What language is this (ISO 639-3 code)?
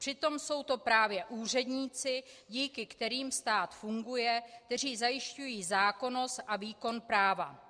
ces